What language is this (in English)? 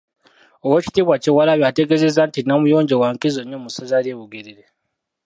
Ganda